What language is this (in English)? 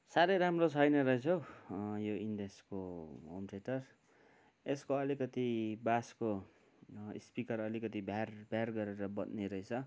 Nepali